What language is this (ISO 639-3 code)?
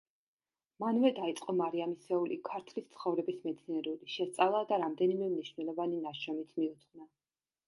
kat